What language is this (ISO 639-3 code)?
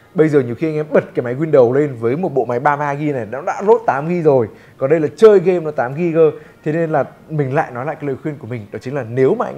vie